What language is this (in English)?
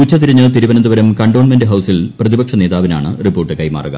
Malayalam